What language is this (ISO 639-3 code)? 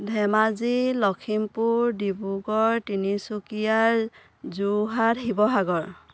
asm